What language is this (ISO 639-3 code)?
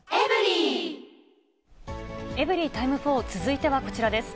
jpn